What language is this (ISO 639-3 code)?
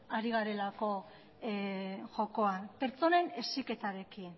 eus